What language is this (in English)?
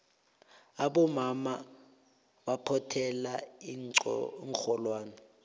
South Ndebele